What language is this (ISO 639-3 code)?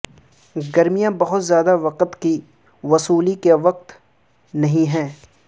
urd